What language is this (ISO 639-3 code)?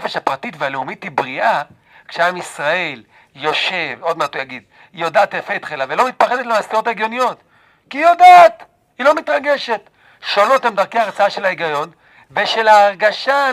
heb